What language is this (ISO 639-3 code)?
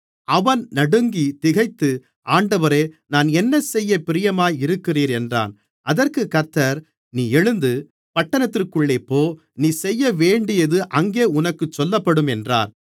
tam